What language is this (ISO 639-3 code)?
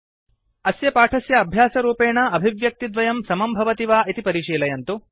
san